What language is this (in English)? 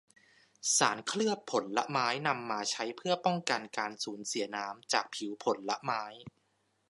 Thai